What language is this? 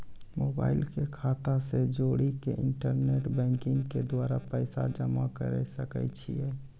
Maithili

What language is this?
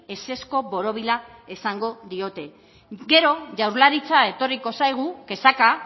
Basque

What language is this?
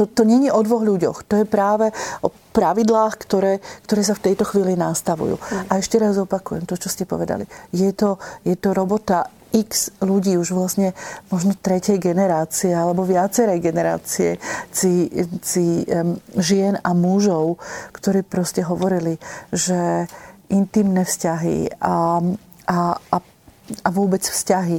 Slovak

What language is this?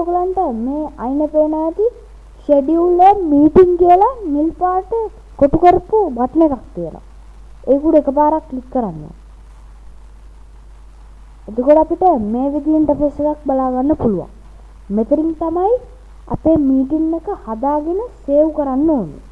Sinhala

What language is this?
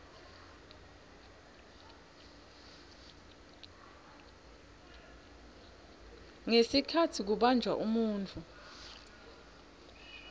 Swati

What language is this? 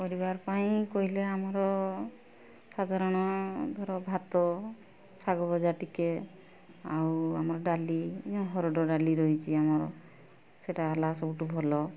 Odia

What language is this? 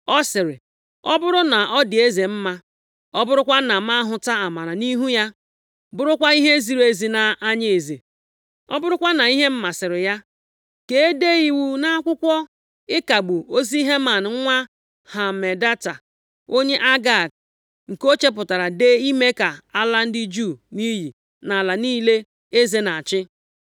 Igbo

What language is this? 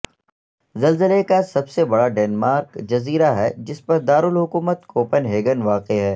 Urdu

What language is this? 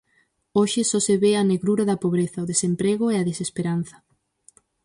Galician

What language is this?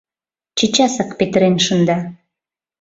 Mari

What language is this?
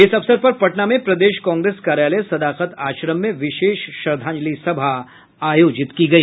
Hindi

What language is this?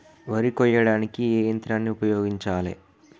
Telugu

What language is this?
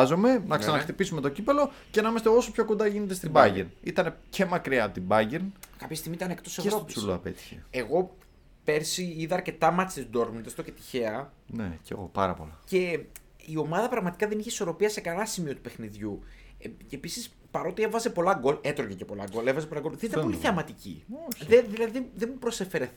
Greek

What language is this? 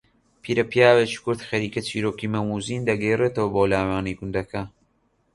Central Kurdish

